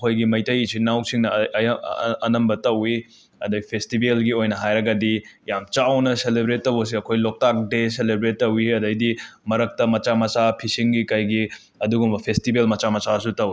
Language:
Manipuri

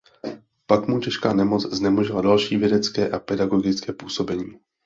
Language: Czech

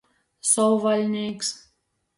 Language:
Latgalian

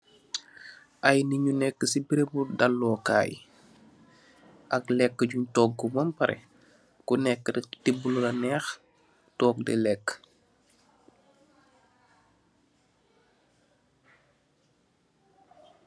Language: Wolof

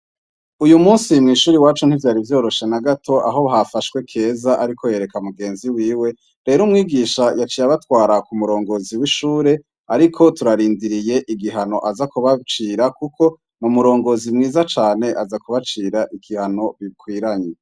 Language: Rundi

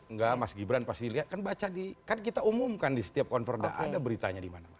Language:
Indonesian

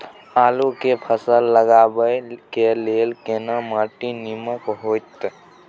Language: Maithili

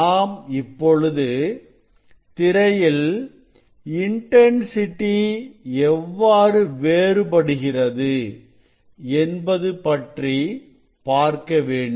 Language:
Tamil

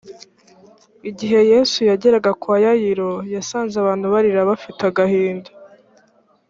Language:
Kinyarwanda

